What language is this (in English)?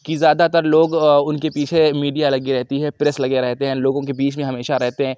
Urdu